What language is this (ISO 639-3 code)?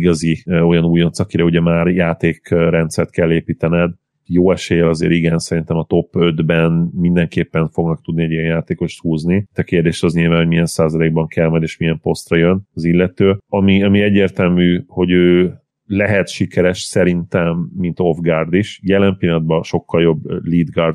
hun